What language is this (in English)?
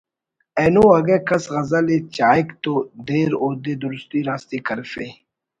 Brahui